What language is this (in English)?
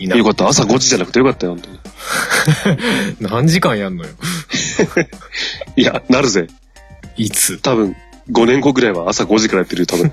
Japanese